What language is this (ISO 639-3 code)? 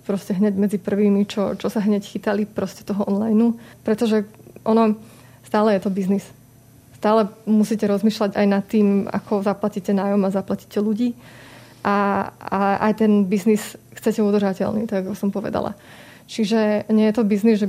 slk